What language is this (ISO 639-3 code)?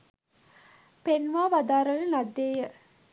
sin